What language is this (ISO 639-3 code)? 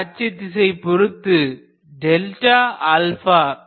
tam